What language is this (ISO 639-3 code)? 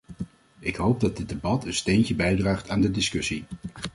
nld